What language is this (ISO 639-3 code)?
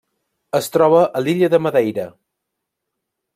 cat